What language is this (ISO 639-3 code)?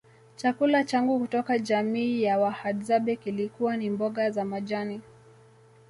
swa